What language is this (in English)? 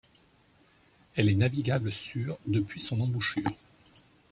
French